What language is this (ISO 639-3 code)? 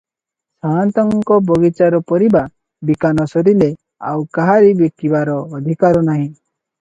ori